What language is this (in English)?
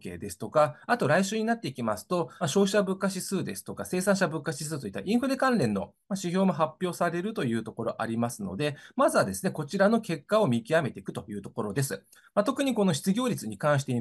Japanese